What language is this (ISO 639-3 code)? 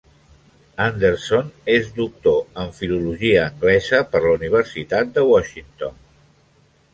cat